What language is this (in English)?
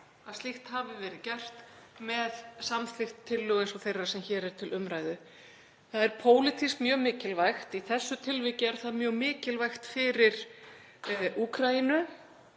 Icelandic